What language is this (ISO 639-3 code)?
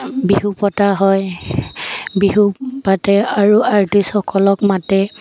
asm